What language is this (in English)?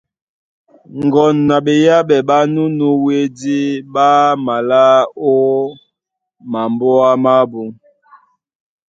Duala